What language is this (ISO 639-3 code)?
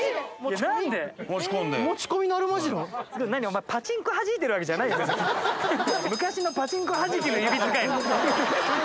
jpn